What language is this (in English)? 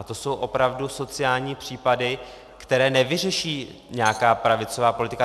Czech